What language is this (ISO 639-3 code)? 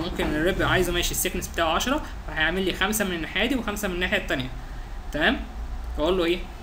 ara